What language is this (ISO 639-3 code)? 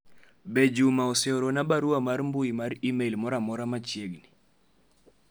luo